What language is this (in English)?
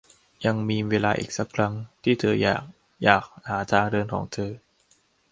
Thai